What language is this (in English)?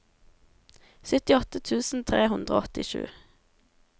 Norwegian